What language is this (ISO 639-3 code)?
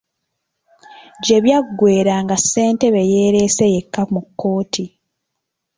lug